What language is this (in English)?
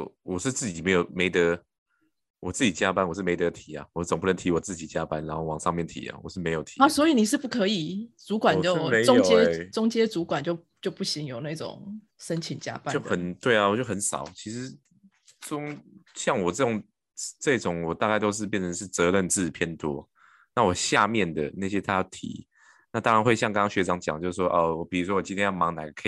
Chinese